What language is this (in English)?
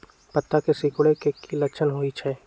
Magahi